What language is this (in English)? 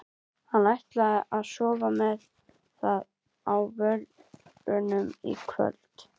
Icelandic